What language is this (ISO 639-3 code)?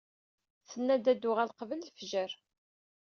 kab